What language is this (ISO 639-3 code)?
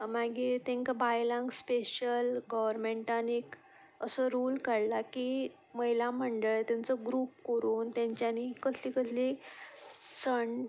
kok